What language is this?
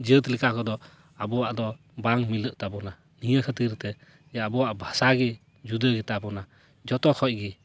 Santali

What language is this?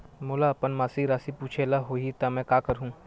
Chhattisgarhi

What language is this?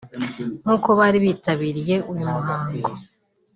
Kinyarwanda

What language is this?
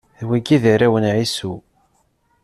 Kabyle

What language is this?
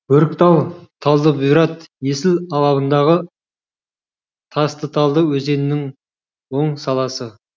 Kazakh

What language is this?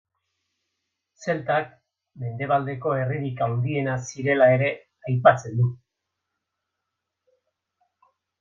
Basque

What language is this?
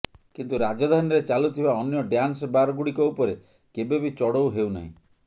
Odia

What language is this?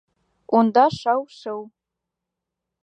Bashkir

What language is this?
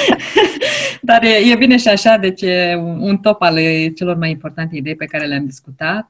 Romanian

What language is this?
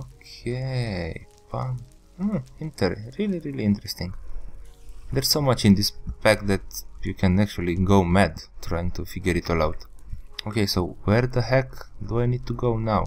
English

